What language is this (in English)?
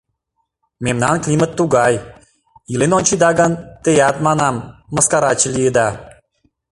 Mari